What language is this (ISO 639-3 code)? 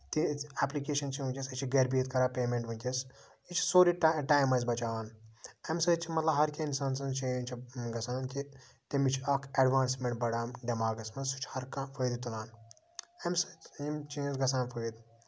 kas